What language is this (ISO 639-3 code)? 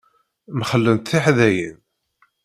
kab